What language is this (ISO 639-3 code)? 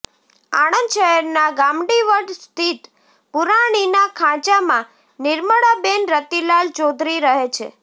guj